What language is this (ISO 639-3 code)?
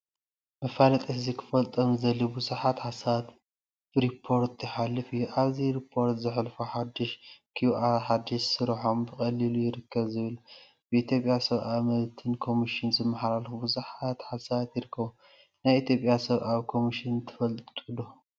tir